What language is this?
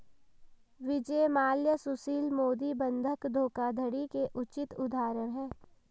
Hindi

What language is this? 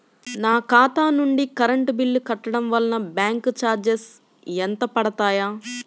Telugu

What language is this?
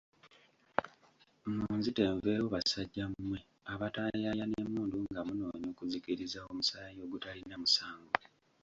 Ganda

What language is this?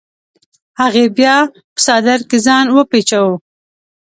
Pashto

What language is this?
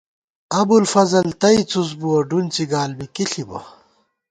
Gawar-Bati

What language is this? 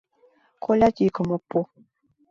Mari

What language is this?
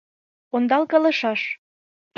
Mari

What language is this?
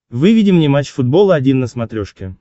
Russian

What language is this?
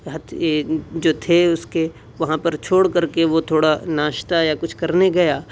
Urdu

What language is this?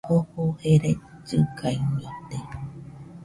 Nüpode Huitoto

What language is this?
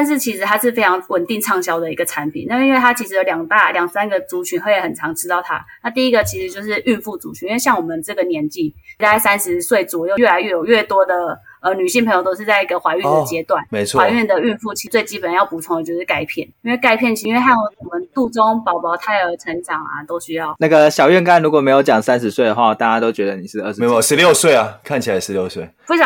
Chinese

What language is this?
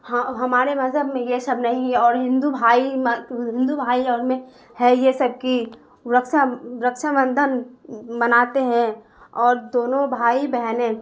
Urdu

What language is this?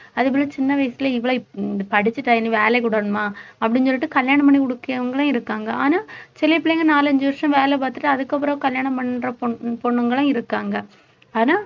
Tamil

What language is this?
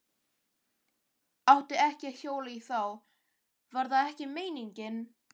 Icelandic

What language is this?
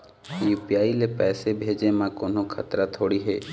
Chhattisgarhi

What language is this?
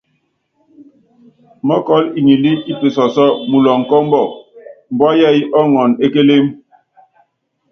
Yangben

